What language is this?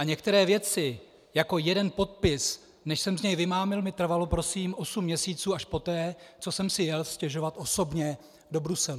Czech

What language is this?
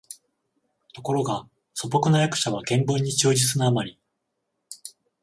Japanese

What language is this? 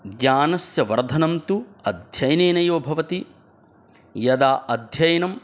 Sanskrit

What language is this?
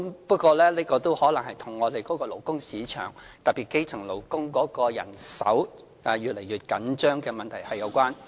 Cantonese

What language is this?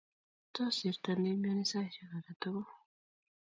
Kalenjin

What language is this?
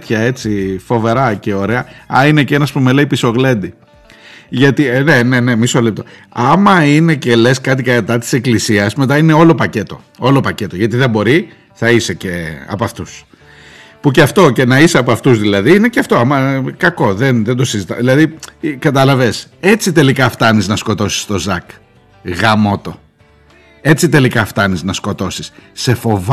Greek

